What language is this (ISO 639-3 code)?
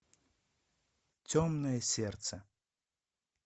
rus